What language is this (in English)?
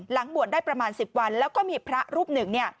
Thai